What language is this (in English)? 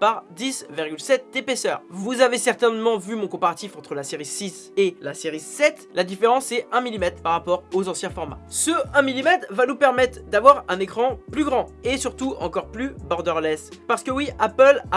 French